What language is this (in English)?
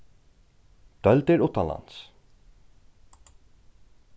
Faroese